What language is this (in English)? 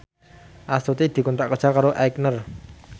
Javanese